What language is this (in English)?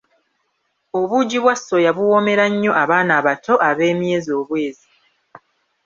Ganda